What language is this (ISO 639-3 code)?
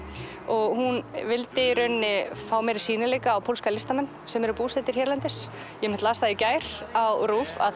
isl